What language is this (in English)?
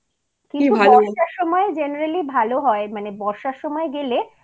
Bangla